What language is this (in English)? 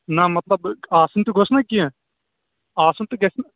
Kashmiri